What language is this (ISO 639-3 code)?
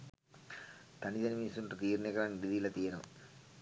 sin